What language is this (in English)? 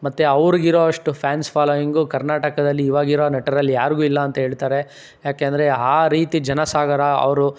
Kannada